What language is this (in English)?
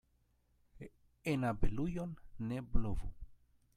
Esperanto